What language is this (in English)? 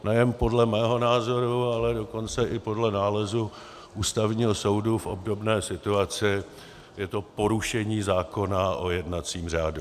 Czech